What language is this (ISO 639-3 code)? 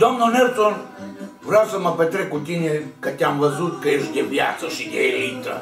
ron